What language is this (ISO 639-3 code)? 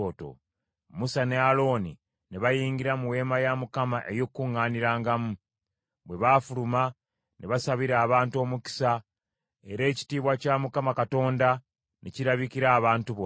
lug